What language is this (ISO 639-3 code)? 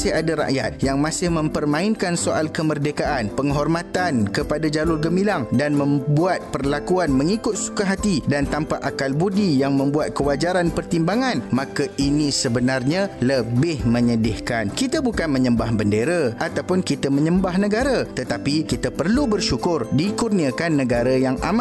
msa